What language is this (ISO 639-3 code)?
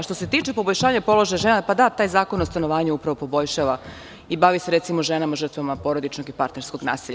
srp